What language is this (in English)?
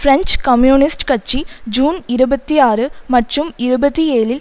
Tamil